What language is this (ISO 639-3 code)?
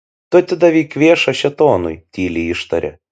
lit